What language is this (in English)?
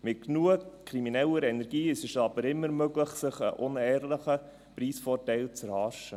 Swiss German